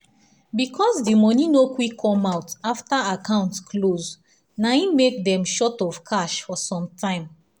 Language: Nigerian Pidgin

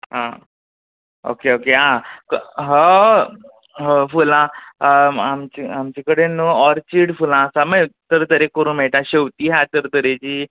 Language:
Konkani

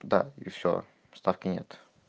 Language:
Russian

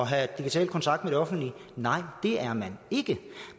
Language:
Danish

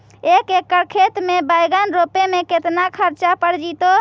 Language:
Magahi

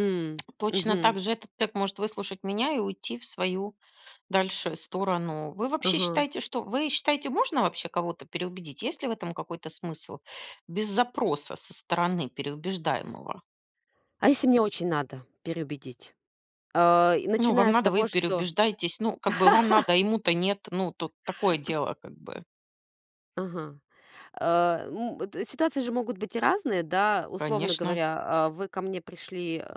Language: Russian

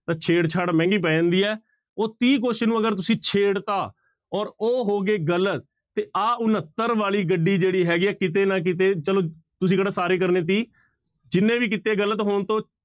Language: Punjabi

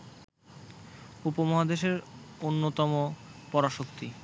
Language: Bangla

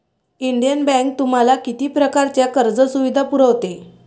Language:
Marathi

